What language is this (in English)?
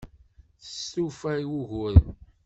Kabyle